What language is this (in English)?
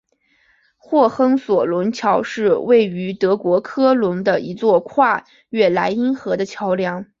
Chinese